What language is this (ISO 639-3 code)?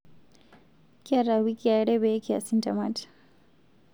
mas